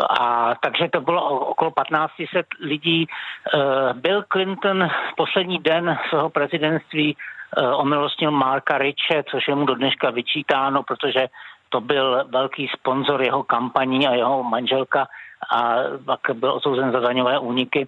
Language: Czech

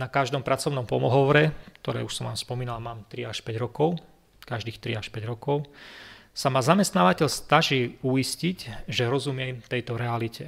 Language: Slovak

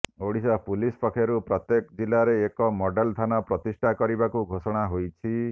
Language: Odia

